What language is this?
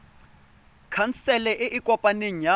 Tswana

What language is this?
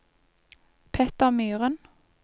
Norwegian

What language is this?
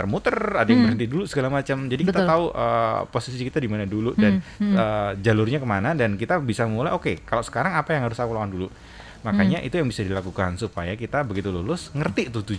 Indonesian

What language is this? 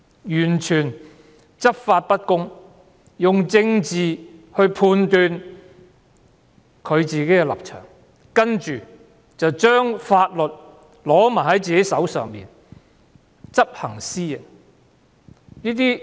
Cantonese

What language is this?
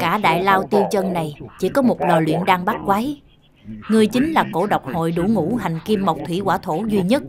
Vietnamese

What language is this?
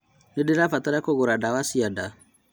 Kikuyu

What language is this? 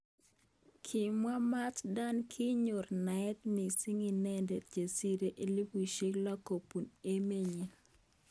Kalenjin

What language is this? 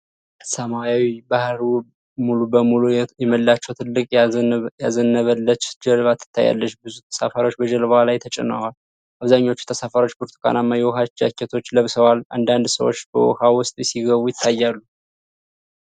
Amharic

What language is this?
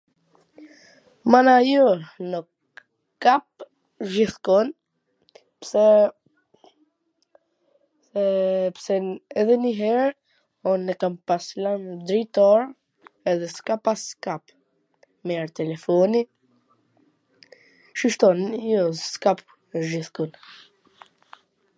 Gheg Albanian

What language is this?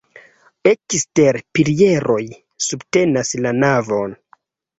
Esperanto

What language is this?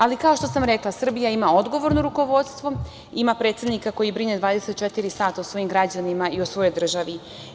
Serbian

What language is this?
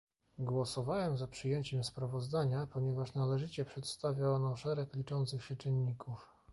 Polish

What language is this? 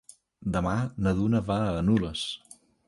Catalan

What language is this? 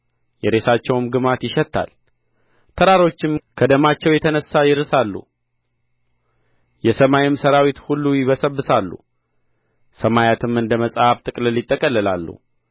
Amharic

